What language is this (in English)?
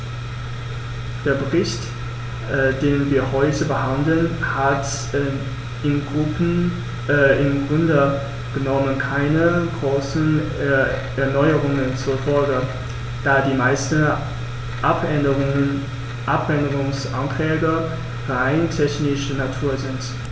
German